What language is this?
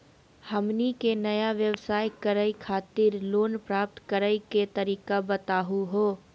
Magahi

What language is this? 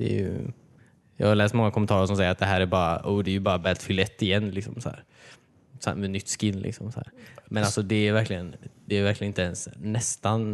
Swedish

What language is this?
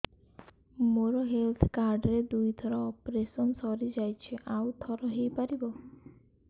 Odia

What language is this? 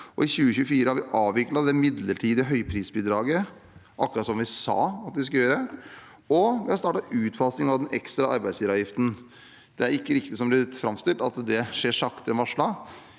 Norwegian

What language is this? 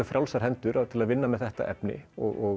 Icelandic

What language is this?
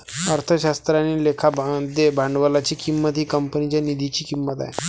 Marathi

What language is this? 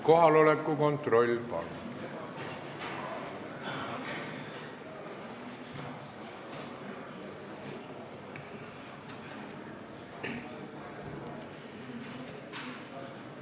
Estonian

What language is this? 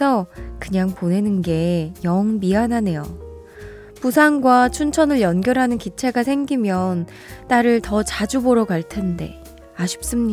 Korean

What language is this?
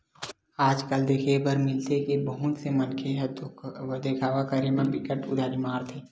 Chhattisgarhi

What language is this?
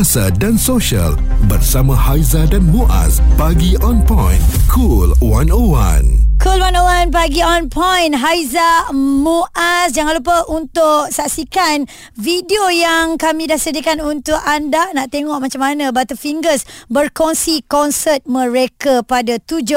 Malay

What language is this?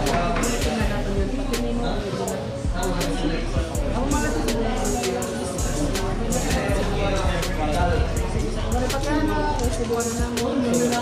Filipino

